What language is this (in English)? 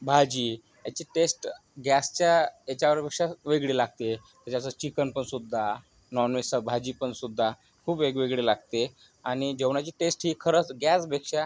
Marathi